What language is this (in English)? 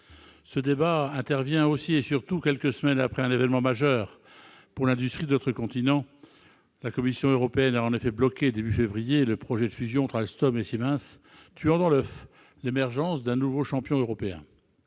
French